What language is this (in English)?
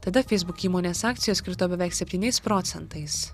Lithuanian